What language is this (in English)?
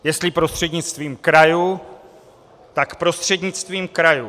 Czech